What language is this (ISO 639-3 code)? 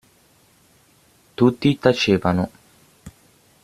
ita